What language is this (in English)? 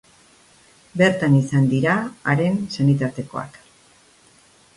Basque